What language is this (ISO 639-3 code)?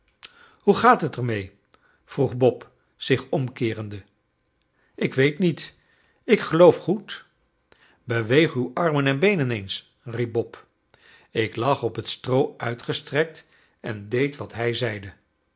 nld